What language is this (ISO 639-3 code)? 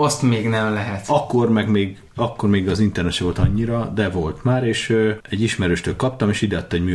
hun